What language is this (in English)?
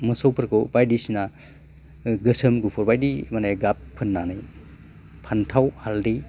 Bodo